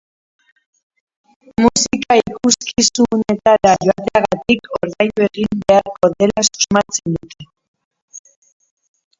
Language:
Basque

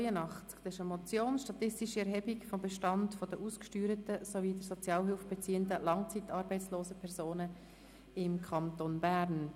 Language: Swiss German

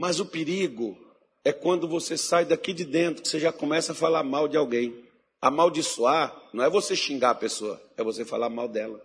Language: Portuguese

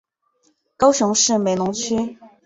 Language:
Chinese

